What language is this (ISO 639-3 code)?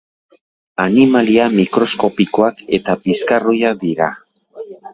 eus